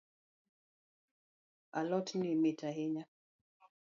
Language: Luo (Kenya and Tanzania)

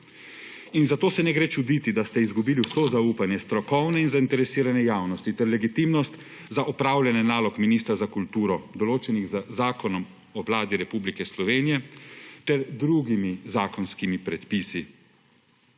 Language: Slovenian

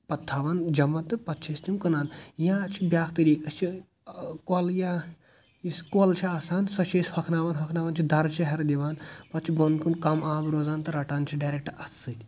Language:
Kashmiri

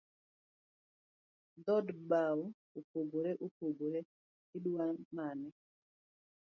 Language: Luo (Kenya and Tanzania)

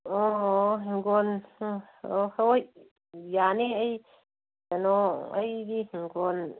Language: Manipuri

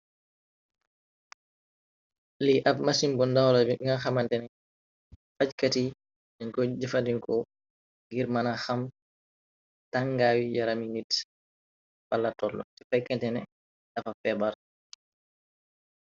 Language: Wolof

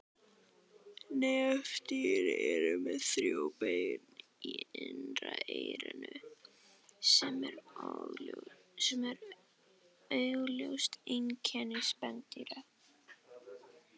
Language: Icelandic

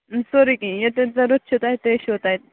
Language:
Kashmiri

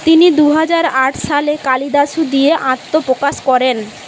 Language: Bangla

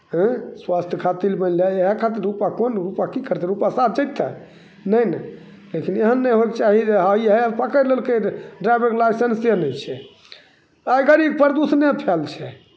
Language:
Maithili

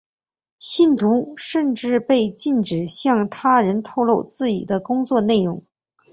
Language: Chinese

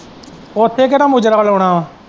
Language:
Punjabi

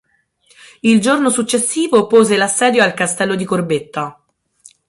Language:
Italian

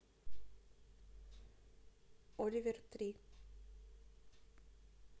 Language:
Russian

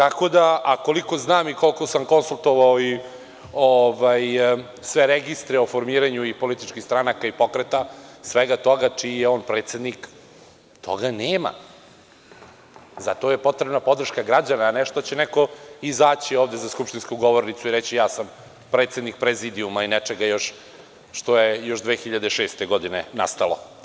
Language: Serbian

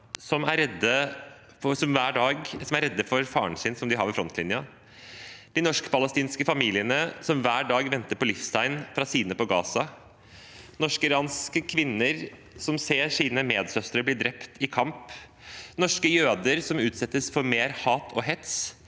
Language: Norwegian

